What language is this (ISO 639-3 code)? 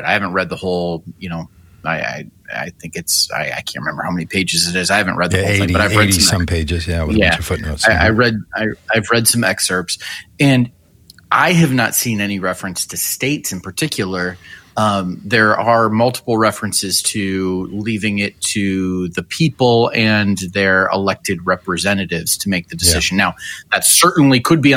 eng